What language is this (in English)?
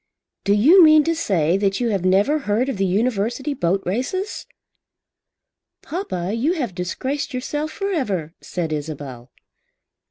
English